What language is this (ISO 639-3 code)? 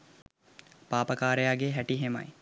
sin